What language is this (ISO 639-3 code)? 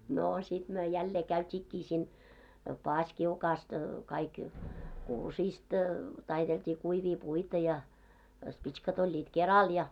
fin